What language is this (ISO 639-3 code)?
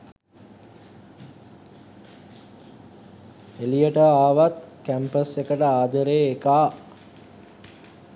sin